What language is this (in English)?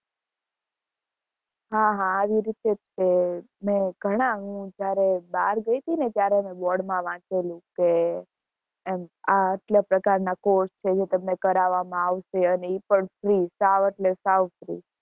Gujarati